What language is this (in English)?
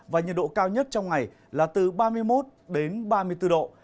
Vietnamese